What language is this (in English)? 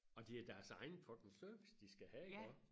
Danish